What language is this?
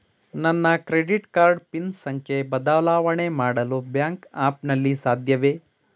Kannada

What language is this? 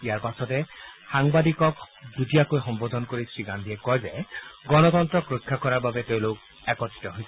Assamese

